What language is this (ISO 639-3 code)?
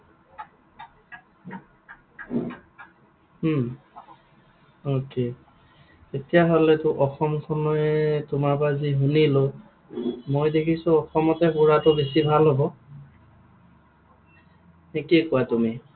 asm